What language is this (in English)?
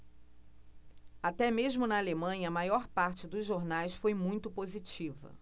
Portuguese